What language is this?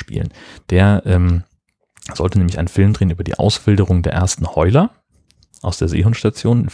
German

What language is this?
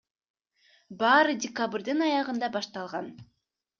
Kyrgyz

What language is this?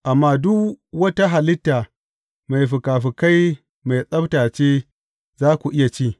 Hausa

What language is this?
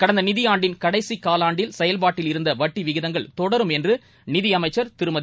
Tamil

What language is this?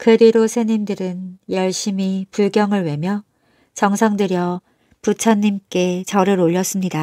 Korean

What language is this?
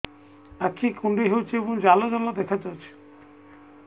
Odia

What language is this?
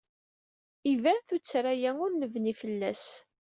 Kabyle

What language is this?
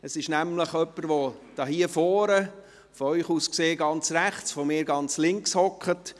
Swiss German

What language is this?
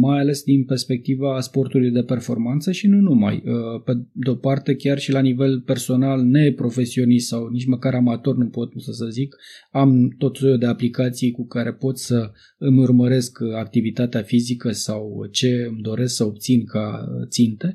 Romanian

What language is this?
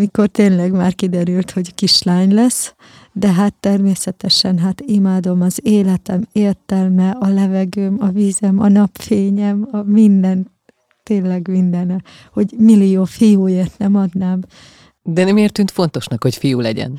Hungarian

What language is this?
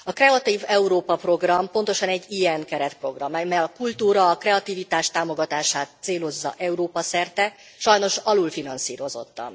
Hungarian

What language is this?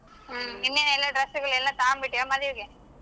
Kannada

